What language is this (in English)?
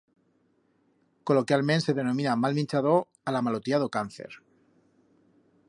Aragonese